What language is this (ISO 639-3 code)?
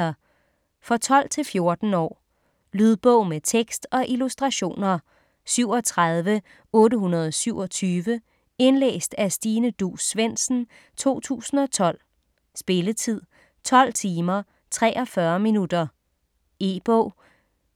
dan